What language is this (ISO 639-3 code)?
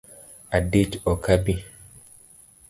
luo